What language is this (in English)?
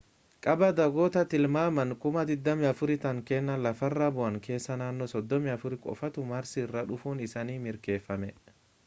Oromo